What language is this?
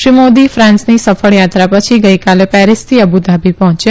Gujarati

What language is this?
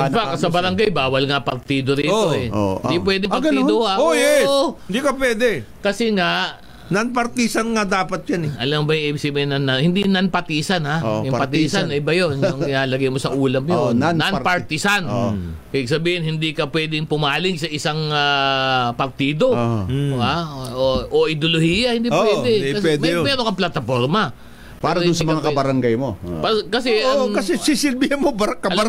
Filipino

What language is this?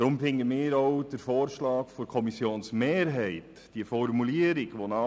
Swiss German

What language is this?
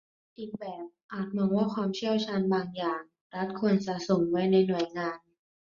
Thai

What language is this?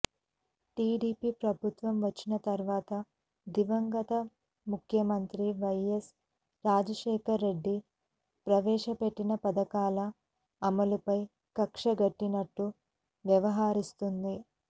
Telugu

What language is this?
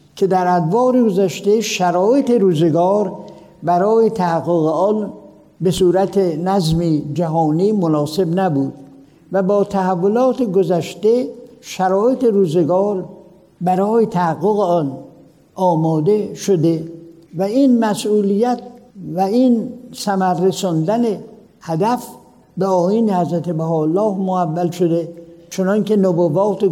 Persian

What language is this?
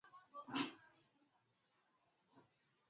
Swahili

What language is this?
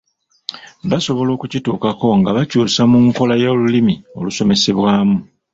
Ganda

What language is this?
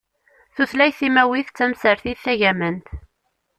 Kabyle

